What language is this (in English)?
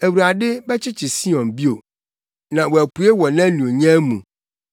Akan